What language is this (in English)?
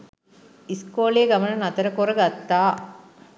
Sinhala